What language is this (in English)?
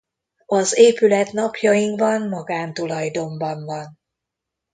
Hungarian